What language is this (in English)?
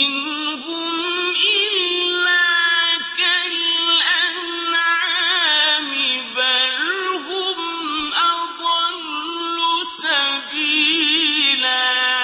Arabic